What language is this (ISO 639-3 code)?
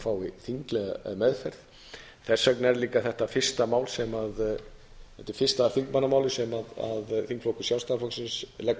isl